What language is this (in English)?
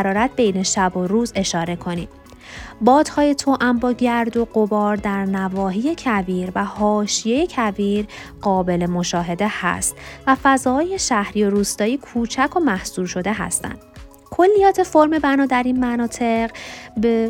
Persian